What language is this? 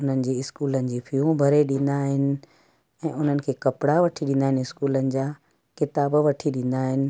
Sindhi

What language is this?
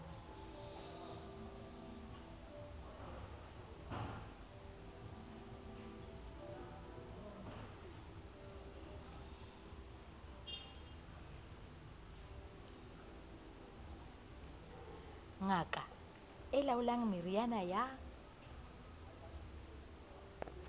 Southern Sotho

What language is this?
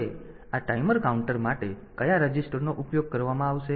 Gujarati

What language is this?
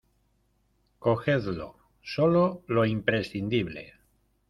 Spanish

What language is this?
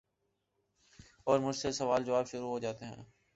Urdu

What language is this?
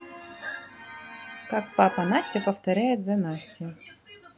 Russian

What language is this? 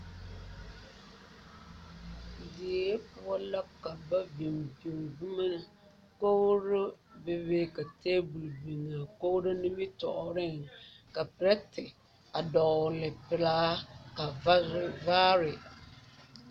Southern Dagaare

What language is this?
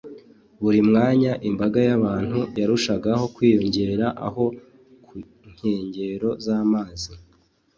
Kinyarwanda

